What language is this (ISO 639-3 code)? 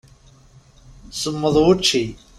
kab